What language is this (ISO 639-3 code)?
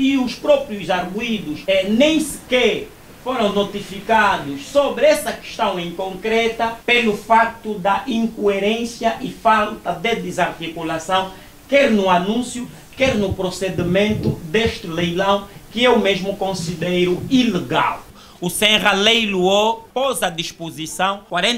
por